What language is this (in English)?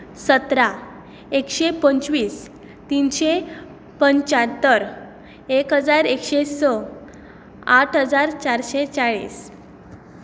Konkani